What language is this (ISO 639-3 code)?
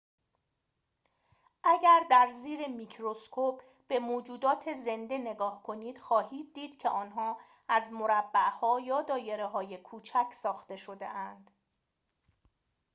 fas